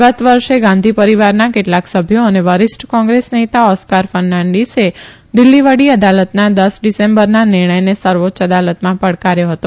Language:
Gujarati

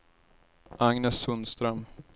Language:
Swedish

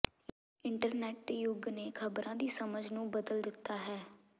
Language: Punjabi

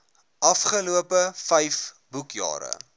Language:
Afrikaans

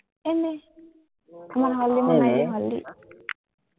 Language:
Assamese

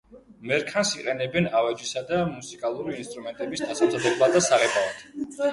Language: Georgian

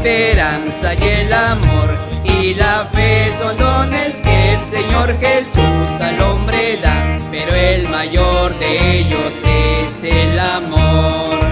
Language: Spanish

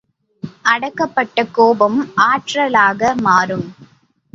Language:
Tamil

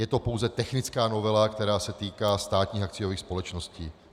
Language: Czech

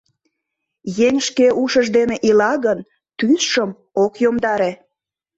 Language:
Mari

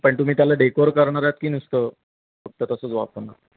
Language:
Marathi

